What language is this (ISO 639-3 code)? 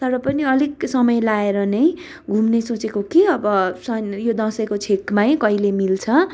nep